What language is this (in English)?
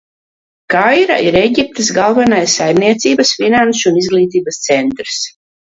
Latvian